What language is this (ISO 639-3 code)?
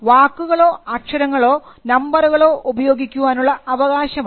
mal